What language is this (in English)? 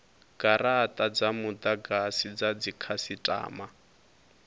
Venda